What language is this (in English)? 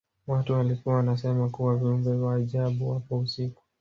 Swahili